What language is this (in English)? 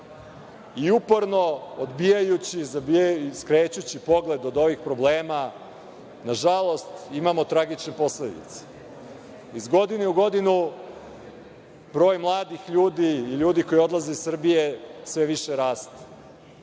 Serbian